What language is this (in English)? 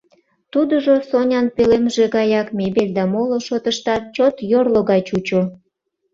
Mari